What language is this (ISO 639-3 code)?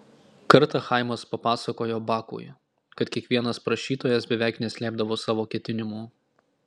lit